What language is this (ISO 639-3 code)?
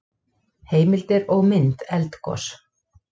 isl